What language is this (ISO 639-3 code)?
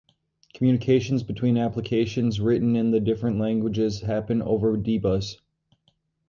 eng